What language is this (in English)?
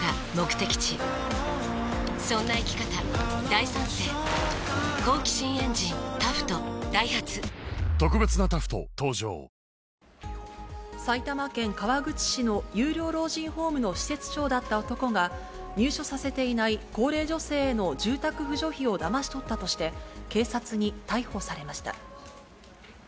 Japanese